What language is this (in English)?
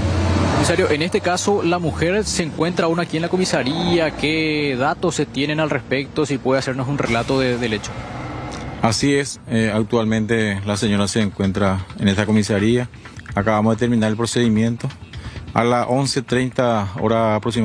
Spanish